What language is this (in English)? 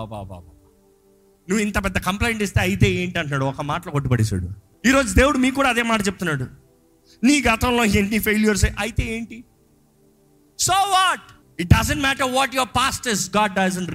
Telugu